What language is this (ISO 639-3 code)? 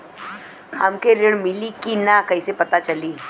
bho